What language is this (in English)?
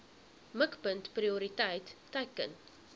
Afrikaans